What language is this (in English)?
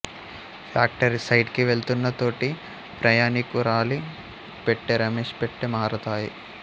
Telugu